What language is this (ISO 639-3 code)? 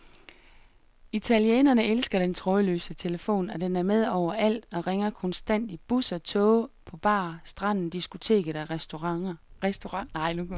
dan